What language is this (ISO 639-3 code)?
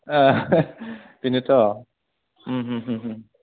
brx